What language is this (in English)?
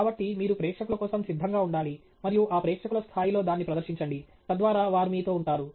Telugu